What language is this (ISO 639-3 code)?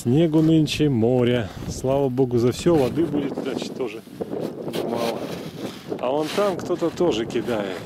rus